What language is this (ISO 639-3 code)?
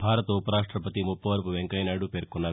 tel